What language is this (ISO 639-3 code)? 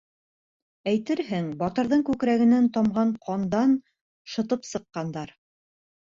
bak